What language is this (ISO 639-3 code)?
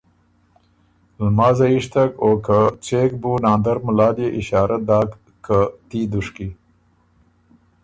oru